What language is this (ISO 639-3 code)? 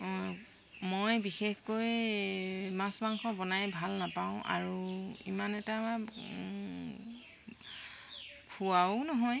asm